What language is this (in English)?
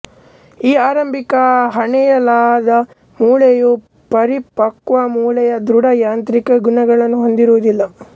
Kannada